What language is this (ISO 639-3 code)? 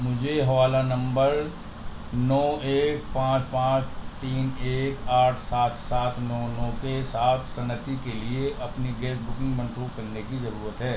urd